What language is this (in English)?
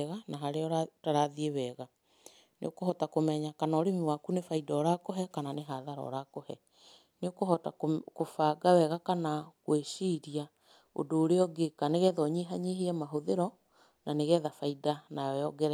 Kikuyu